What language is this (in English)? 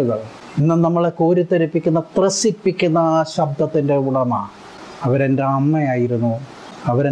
Malayalam